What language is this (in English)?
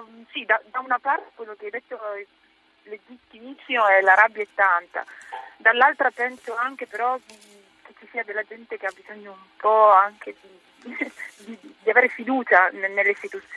Italian